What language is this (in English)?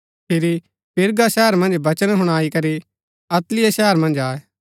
Gaddi